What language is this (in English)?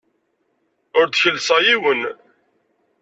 Kabyle